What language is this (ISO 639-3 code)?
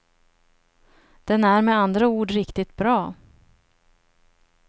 swe